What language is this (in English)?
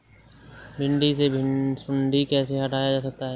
Hindi